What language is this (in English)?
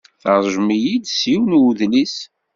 Kabyle